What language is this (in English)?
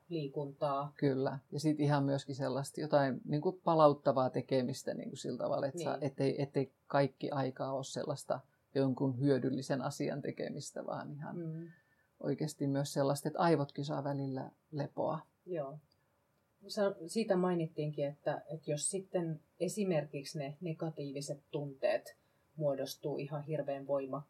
Finnish